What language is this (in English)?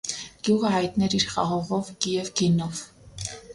Armenian